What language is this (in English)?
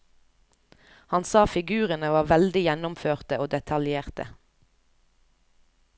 Norwegian